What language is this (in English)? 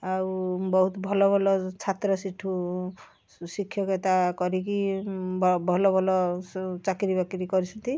Odia